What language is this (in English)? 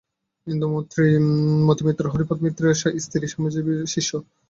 Bangla